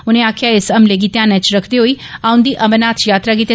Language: Dogri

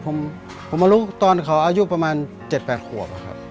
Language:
Thai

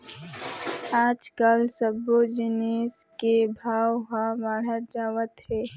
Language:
Chhattisgarhi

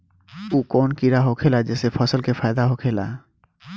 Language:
Bhojpuri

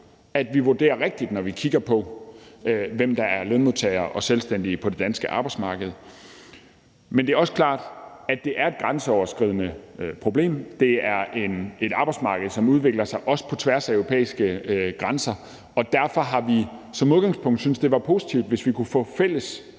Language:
Danish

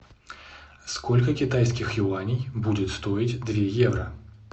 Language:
Russian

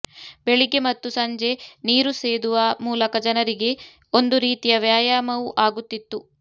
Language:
Kannada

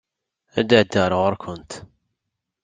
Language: Kabyle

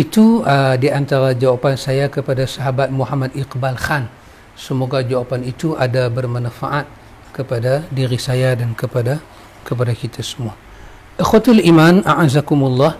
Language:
Malay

